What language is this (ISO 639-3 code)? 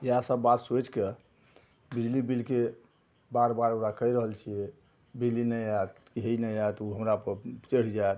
mai